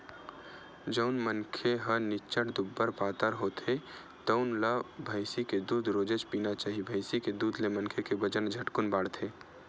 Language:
Chhattisgarhi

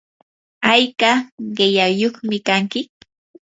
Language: Yanahuanca Pasco Quechua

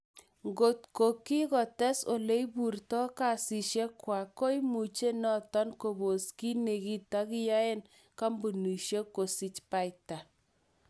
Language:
Kalenjin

